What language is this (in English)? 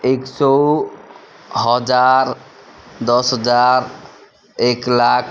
Nepali